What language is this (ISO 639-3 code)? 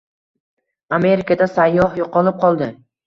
uzb